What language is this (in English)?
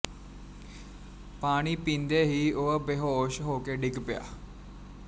Punjabi